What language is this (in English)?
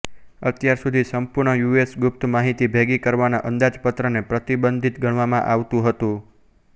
Gujarati